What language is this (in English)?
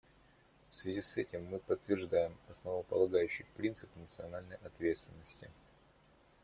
Russian